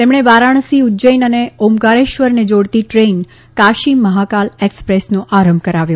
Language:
Gujarati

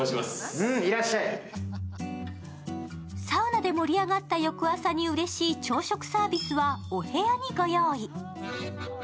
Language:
Japanese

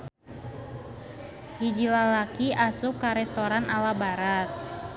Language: Sundanese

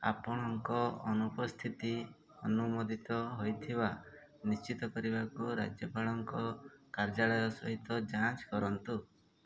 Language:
Odia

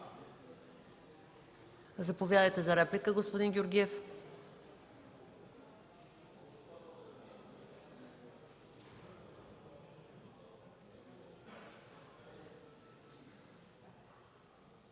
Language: Bulgarian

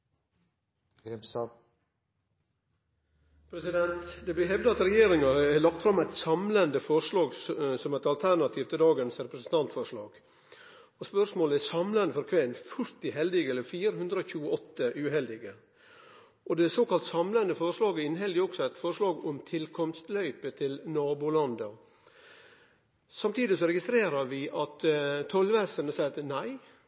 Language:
Norwegian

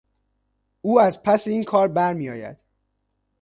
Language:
Persian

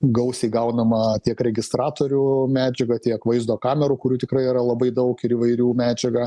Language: Lithuanian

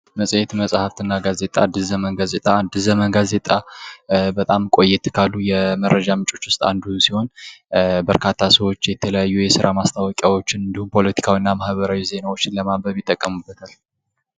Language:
Amharic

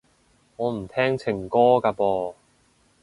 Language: Cantonese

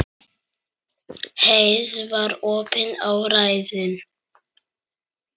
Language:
Icelandic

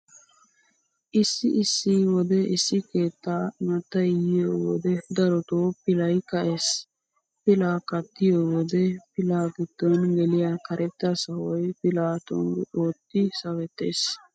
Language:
Wolaytta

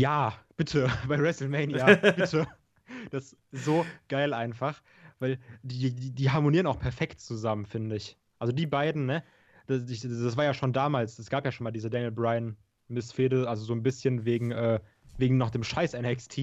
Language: German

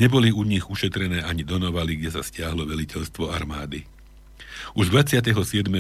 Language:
Slovak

